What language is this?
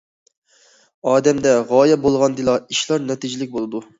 Uyghur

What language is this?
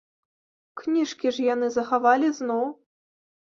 Belarusian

